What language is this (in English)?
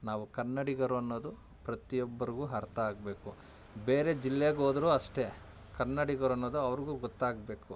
Kannada